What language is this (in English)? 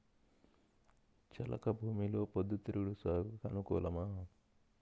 Telugu